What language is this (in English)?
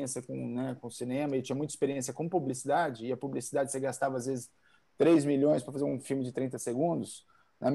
Portuguese